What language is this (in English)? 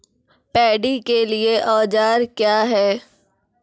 Maithili